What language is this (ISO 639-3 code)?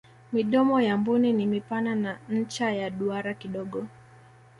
swa